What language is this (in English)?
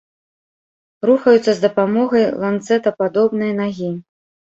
Belarusian